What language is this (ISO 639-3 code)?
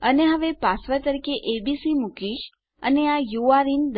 guj